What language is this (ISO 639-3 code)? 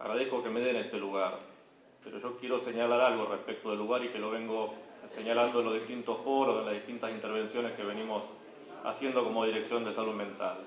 spa